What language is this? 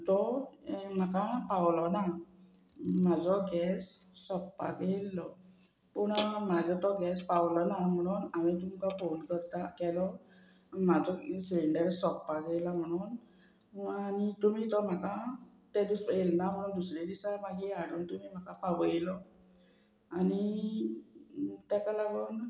Konkani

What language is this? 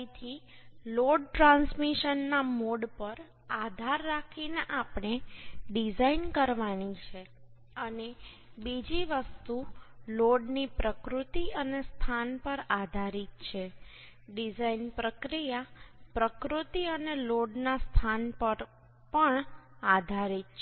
Gujarati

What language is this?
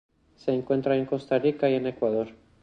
Spanish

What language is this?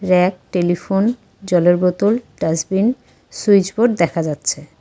Bangla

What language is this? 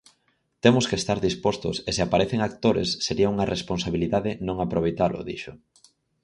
Galician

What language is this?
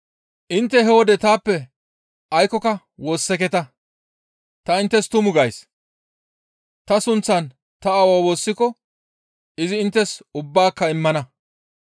Gamo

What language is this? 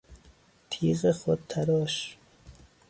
Persian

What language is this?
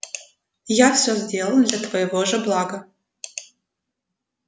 Russian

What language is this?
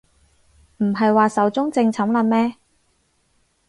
Cantonese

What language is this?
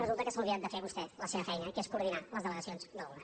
Catalan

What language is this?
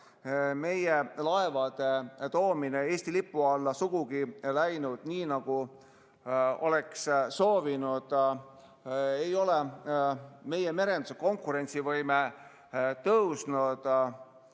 Estonian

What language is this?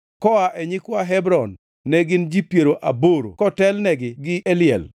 Luo (Kenya and Tanzania)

